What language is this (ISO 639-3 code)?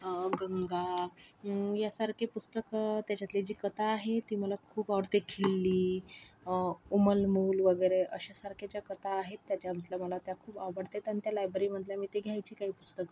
mar